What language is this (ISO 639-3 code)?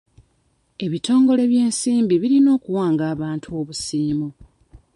lug